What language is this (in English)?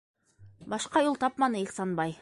Bashkir